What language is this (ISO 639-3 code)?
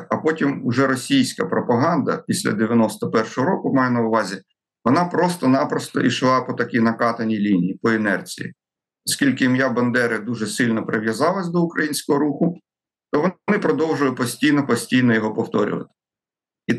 ukr